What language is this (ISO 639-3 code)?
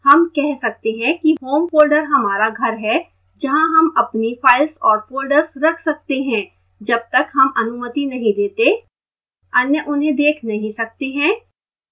hin